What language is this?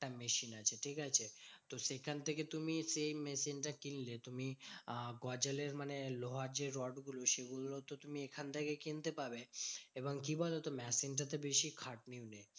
Bangla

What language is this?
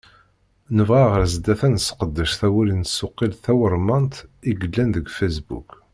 Kabyle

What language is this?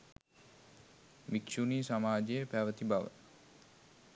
Sinhala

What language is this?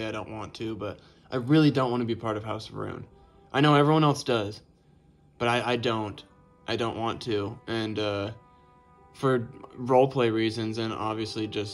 English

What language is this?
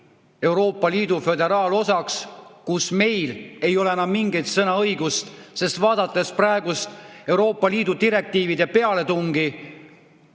Estonian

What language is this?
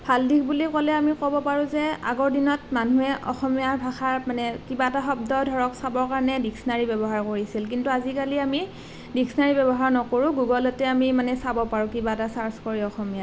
Assamese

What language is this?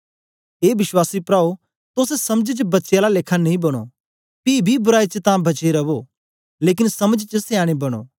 Dogri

